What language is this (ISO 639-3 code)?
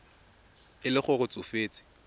tsn